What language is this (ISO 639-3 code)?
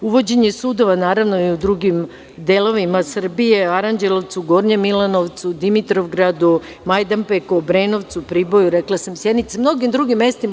srp